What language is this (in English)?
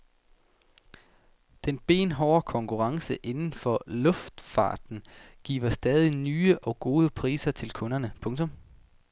Danish